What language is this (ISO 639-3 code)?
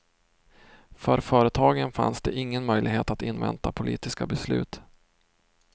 swe